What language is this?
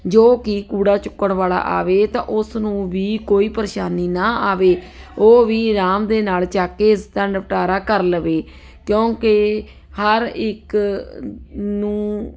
Punjabi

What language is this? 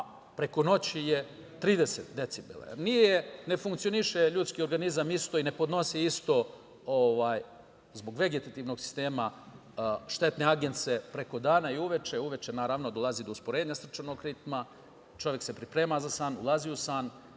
Serbian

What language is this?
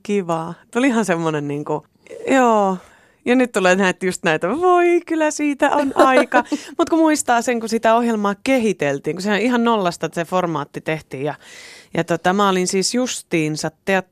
Finnish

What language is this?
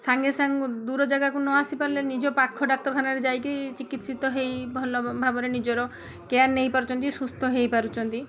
Odia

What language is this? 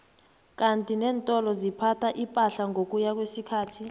South Ndebele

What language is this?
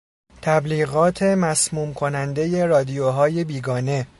Persian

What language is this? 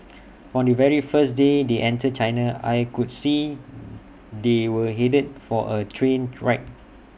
English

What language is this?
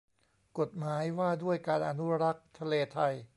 Thai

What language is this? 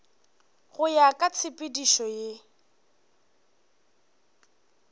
Northern Sotho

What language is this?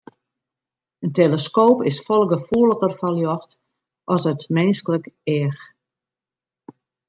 Western Frisian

